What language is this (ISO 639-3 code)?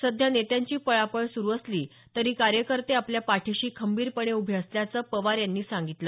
mar